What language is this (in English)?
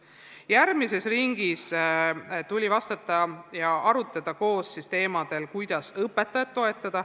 Estonian